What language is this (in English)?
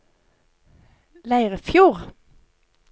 Norwegian